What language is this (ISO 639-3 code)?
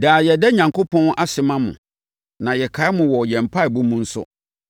aka